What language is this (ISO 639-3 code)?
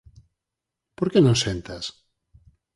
glg